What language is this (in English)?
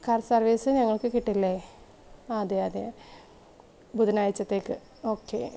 Malayalam